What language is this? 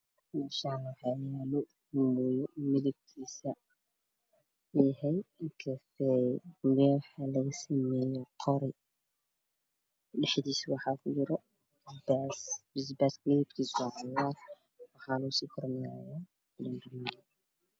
Somali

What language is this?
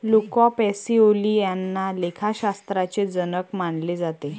Marathi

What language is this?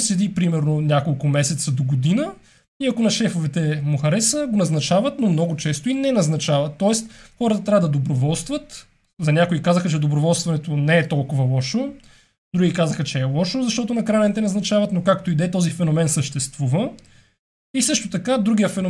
Bulgarian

